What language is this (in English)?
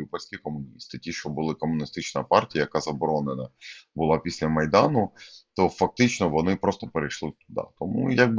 Ukrainian